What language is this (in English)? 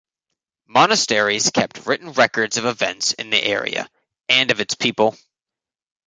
English